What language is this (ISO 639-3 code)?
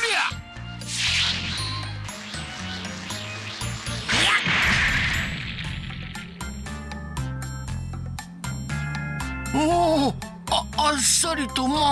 jpn